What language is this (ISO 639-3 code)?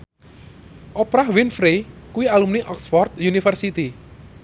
jav